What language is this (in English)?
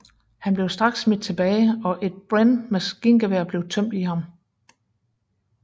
Danish